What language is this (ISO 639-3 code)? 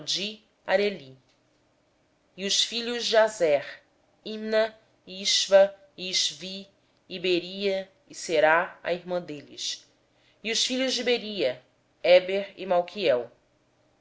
por